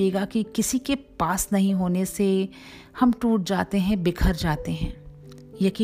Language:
Hindi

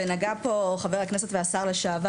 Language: Hebrew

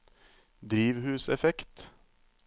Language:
Norwegian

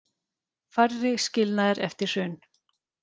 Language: Icelandic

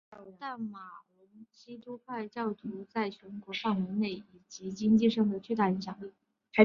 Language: Chinese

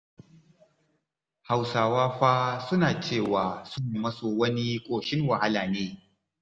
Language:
Hausa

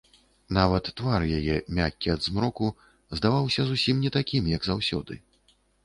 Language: Belarusian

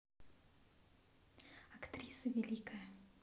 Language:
Russian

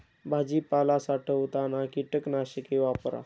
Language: Marathi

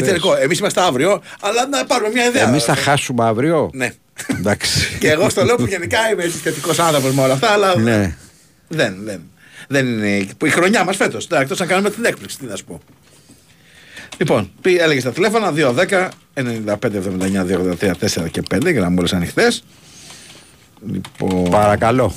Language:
Greek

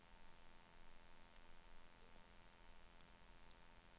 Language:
Swedish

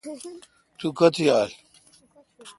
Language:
Kalkoti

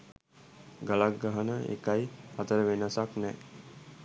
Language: Sinhala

